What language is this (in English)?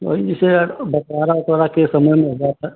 Hindi